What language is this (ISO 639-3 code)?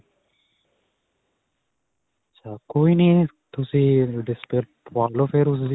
pan